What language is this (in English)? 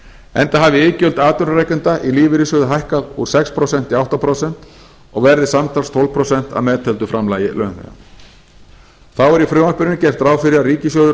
Icelandic